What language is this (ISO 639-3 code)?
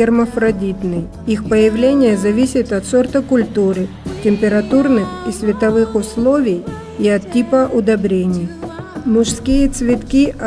rus